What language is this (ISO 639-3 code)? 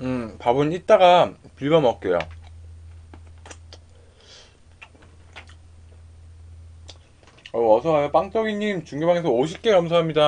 kor